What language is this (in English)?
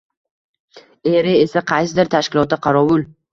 Uzbek